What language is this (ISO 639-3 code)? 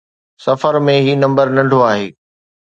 snd